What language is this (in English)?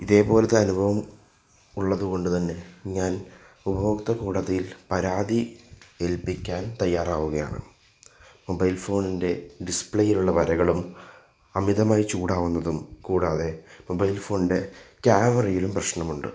Malayalam